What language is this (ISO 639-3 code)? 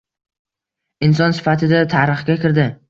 uzb